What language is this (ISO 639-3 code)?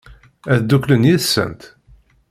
kab